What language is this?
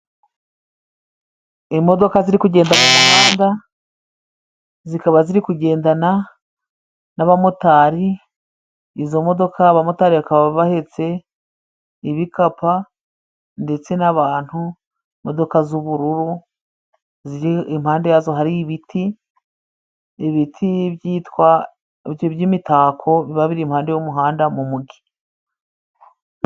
Kinyarwanda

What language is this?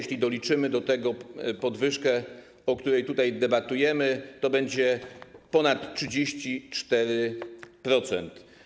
Polish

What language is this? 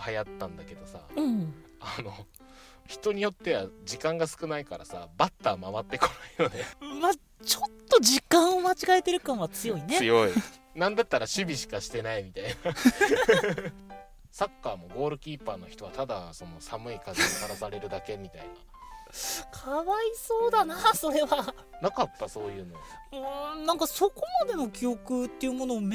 Japanese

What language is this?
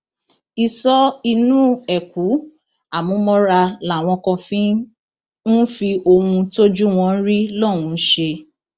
Yoruba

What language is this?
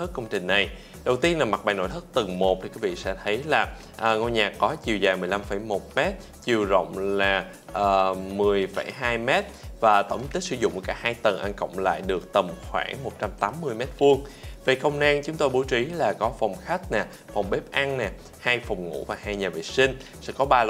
Vietnamese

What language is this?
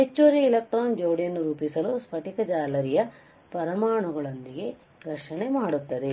Kannada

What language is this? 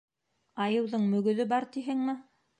Bashkir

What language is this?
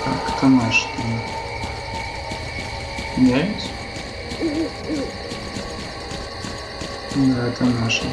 Russian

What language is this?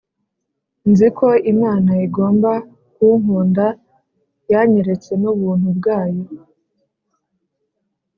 Kinyarwanda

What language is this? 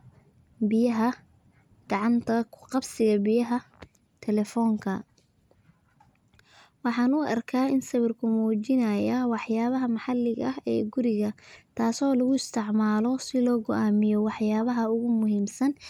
Somali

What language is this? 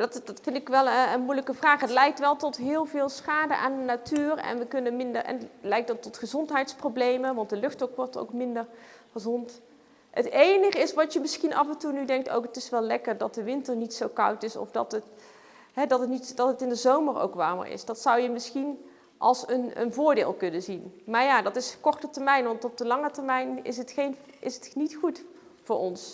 Dutch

